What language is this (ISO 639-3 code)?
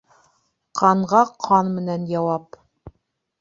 bak